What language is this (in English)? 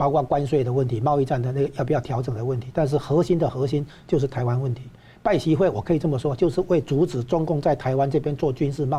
Chinese